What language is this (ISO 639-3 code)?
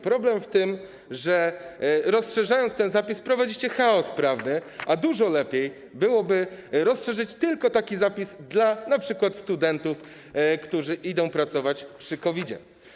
pol